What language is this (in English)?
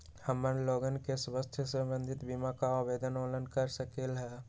Magahi